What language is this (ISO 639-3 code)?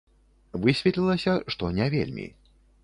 bel